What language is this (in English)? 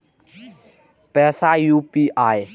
Maithili